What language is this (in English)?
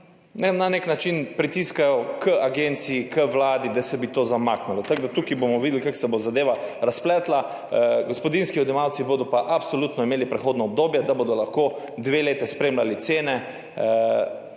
Slovenian